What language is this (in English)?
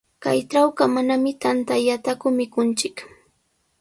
Sihuas Ancash Quechua